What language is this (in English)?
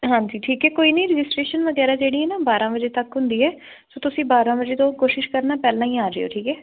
Punjabi